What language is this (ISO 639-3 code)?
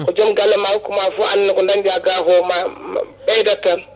ful